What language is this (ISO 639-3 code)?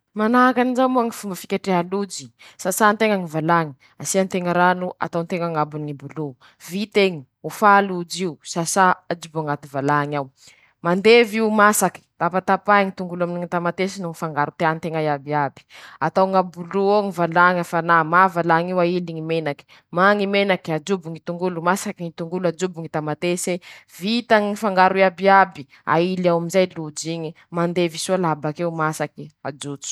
msh